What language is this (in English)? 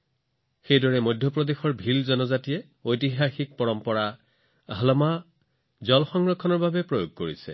Assamese